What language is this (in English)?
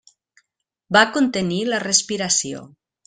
Catalan